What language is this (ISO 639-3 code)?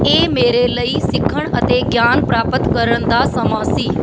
pan